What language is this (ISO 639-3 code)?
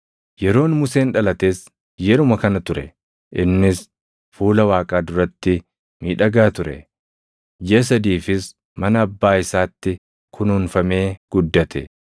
orm